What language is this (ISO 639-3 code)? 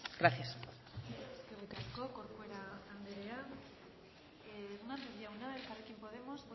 eus